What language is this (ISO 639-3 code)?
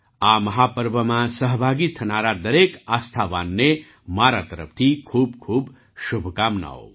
guj